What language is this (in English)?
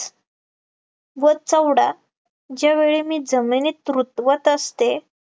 Marathi